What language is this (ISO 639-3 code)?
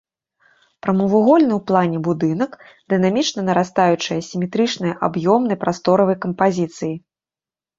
bel